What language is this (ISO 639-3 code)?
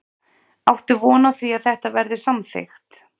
isl